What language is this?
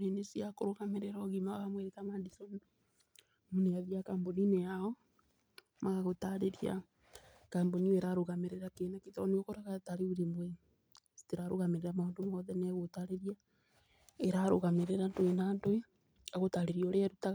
Kikuyu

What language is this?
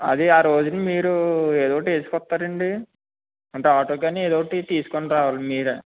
Telugu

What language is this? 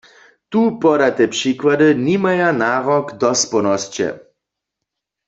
Upper Sorbian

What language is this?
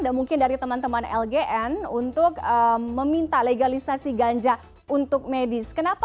Indonesian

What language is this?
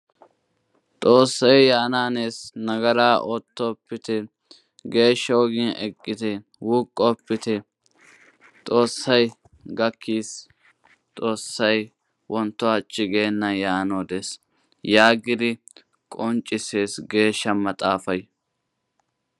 Wolaytta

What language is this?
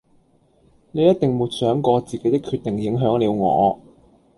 Cantonese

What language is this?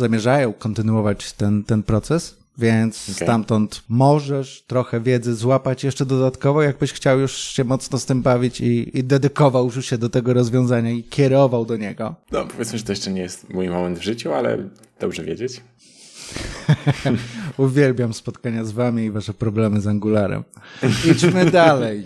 Polish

